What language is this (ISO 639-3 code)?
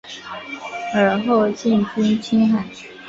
zho